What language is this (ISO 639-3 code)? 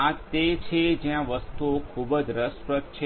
guj